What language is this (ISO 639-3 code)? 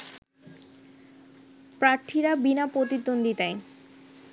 ben